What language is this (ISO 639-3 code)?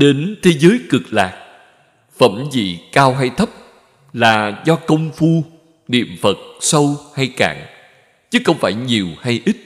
vie